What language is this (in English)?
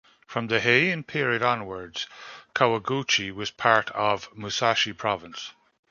English